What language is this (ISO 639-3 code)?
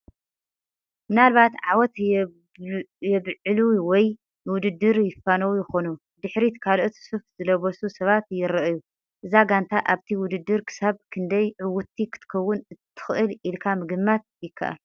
tir